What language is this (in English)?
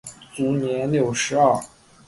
Chinese